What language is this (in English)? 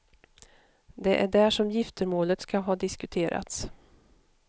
Swedish